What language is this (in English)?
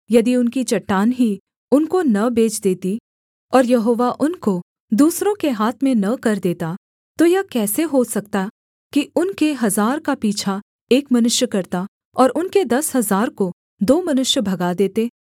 Hindi